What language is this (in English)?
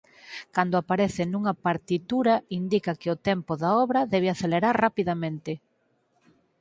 Galician